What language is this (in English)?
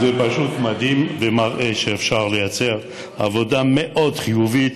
Hebrew